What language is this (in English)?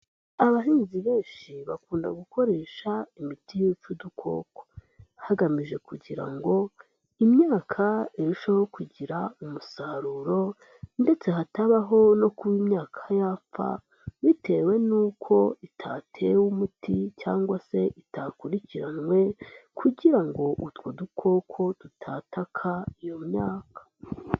Kinyarwanda